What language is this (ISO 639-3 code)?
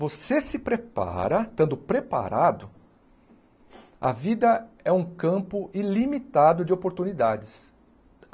por